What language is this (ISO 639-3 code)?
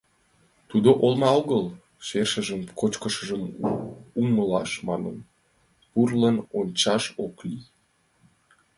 chm